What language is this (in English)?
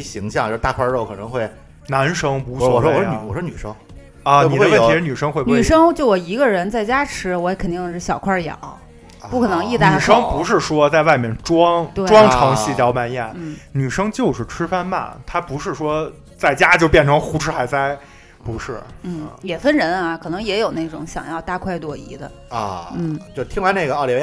Chinese